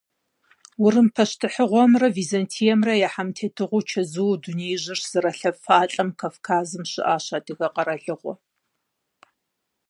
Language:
Kabardian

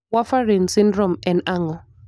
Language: Luo (Kenya and Tanzania)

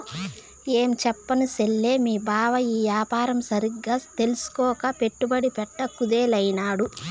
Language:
Telugu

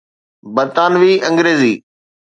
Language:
Sindhi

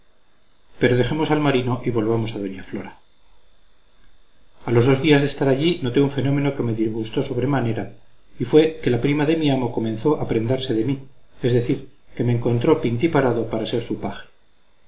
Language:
Spanish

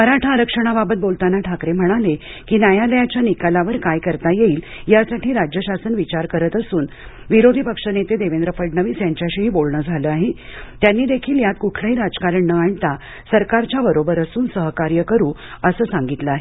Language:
Marathi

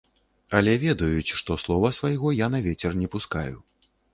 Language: Belarusian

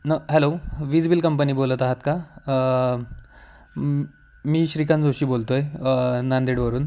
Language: Marathi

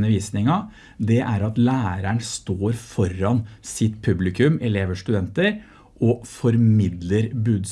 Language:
Norwegian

